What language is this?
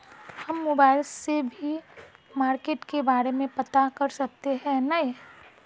Magahi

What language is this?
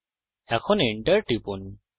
Bangla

